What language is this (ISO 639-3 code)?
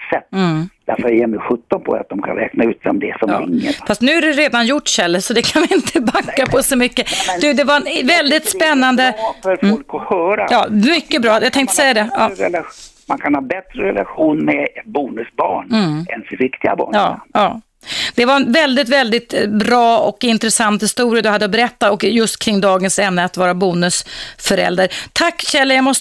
swe